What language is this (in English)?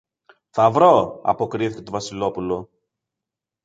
Greek